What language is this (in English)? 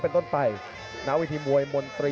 Thai